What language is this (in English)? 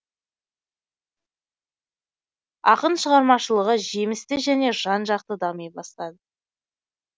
Kazakh